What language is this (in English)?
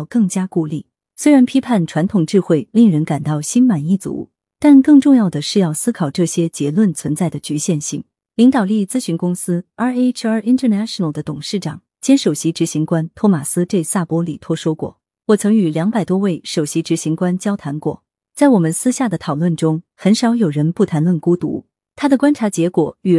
Chinese